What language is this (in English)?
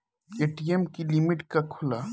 Bhojpuri